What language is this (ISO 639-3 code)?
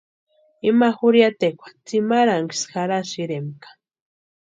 pua